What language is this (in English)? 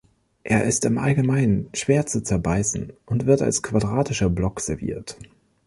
German